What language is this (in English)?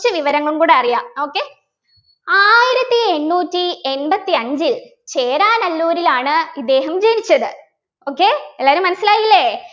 Malayalam